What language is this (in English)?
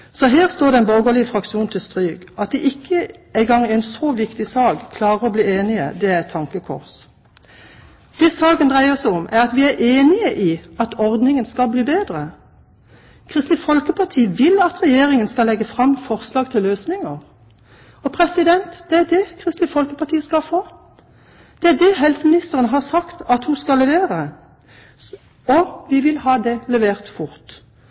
Norwegian Bokmål